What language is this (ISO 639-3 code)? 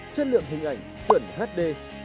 vie